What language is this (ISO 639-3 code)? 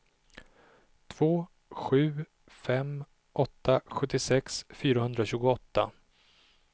swe